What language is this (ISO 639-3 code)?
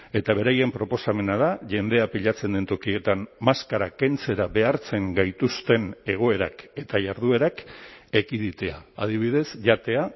eus